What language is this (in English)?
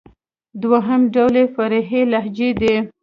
Pashto